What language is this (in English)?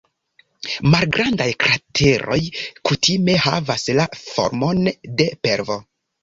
Esperanto